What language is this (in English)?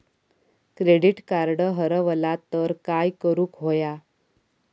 Marathi